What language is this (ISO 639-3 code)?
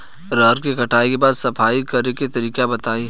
bho